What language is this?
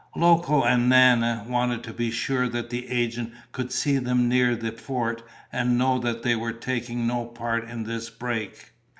English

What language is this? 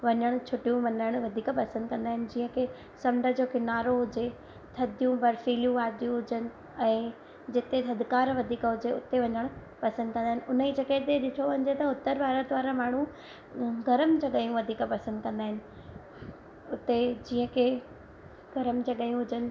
Sindhi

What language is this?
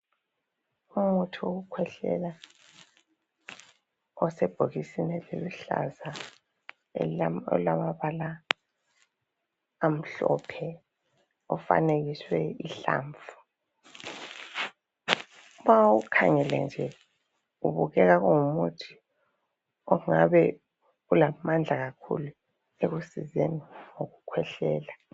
North Ndebele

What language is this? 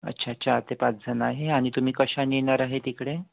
Marathi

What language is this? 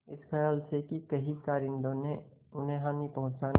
Hindi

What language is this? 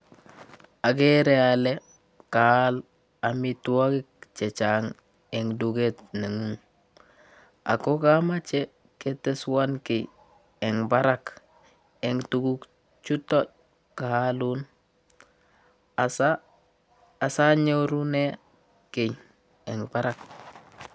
Kalenjin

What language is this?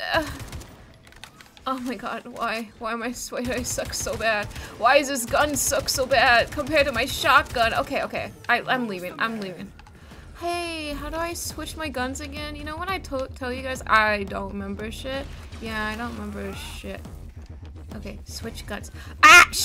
English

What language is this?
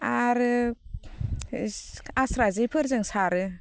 Bodo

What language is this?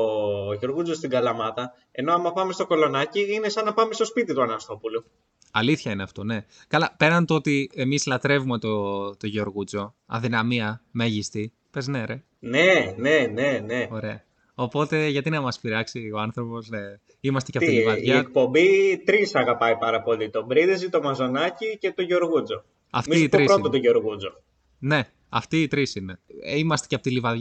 Greek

